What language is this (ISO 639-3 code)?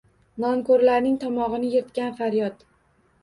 uzb